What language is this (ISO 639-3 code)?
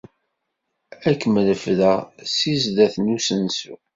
kab